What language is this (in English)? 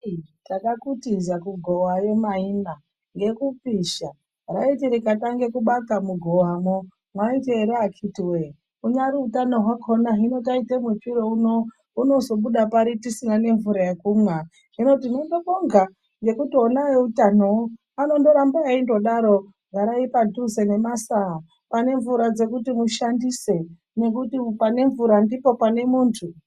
Ndau